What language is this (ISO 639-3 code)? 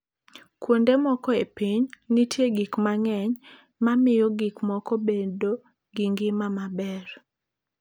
luo